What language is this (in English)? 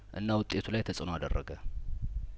Amharic